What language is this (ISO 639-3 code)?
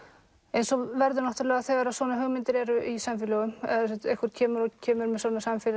isl